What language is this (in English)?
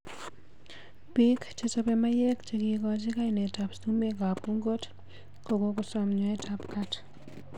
Kalenjin